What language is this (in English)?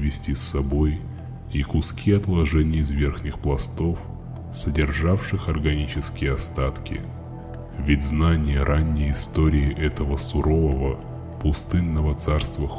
Russian